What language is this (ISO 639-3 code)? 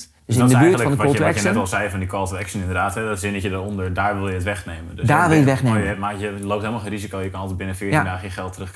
nld